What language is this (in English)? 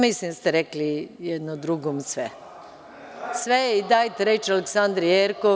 Serbian